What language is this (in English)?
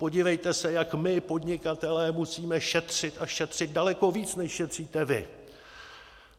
Czech